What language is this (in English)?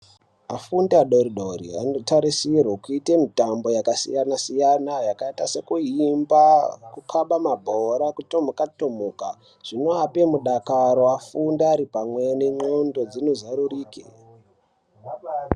Ndau